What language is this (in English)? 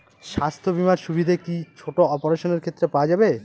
Bangla